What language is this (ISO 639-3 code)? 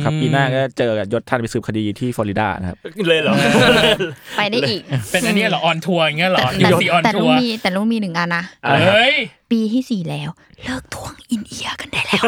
tha